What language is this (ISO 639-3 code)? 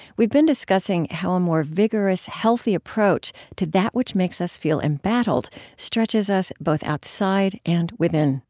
eng